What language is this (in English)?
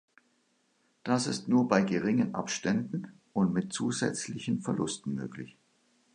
German